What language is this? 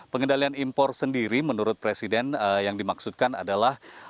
Indonesian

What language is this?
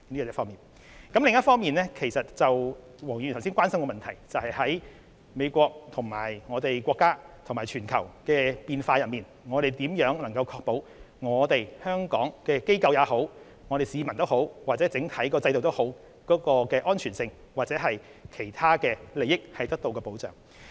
Cantonese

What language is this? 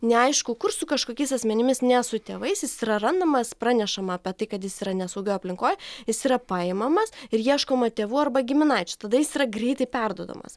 Lithuanian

